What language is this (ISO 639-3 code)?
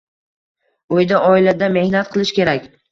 uzb